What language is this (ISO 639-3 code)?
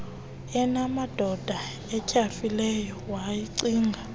xho